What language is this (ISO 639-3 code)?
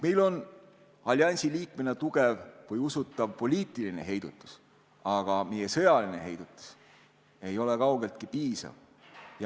est